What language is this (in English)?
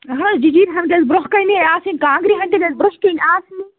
Kashmiri